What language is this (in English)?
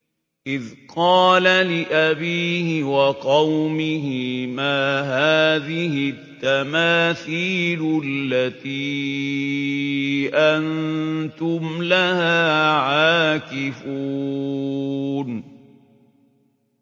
Arabic